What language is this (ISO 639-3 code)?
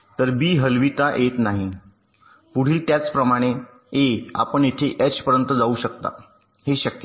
mar